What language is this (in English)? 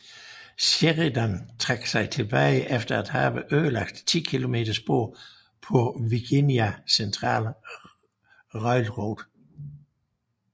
Danish